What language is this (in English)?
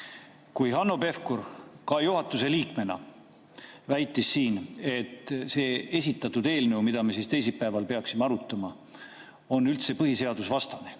Estonian